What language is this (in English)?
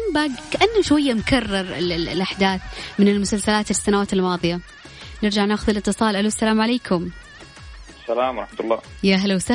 Arabic